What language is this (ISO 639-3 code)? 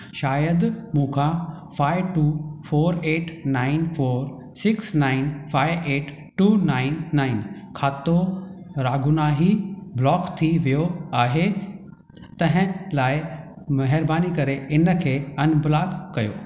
snd